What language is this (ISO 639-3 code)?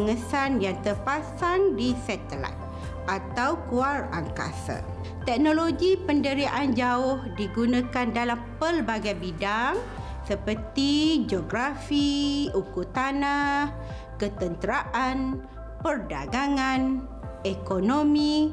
msa